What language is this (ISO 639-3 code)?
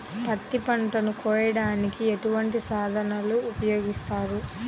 tel